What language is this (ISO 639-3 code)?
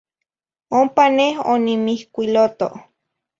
nhi